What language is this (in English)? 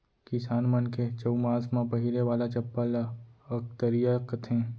Chhattisgarhi